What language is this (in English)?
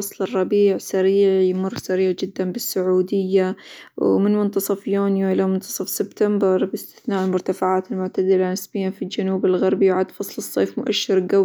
Hijazi Arabic